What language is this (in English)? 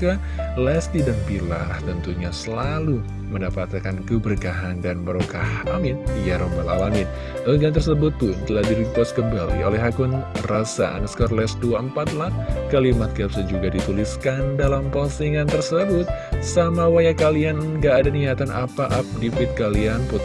Indonesian